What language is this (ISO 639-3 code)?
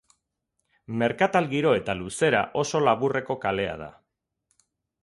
eus